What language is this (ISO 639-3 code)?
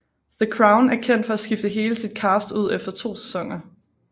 dan